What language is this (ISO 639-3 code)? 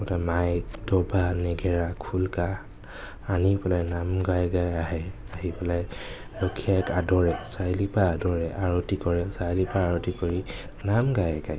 asm